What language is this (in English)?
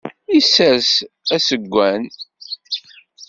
Kabyle